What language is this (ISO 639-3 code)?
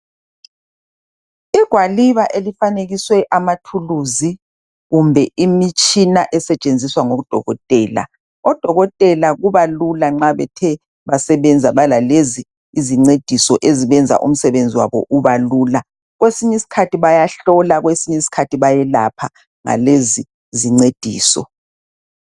nde